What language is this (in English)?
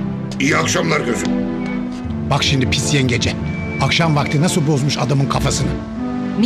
Turkish